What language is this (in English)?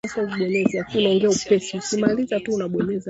Swahili